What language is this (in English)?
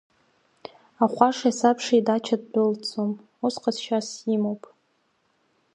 Abkhazian